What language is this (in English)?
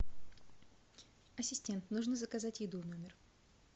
Russian